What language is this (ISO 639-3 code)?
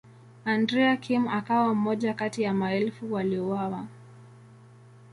swa